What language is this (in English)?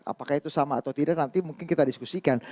Indonesian